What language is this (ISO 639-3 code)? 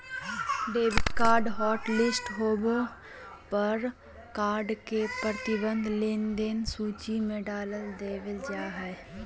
mag